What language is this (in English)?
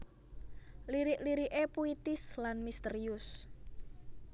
Javanese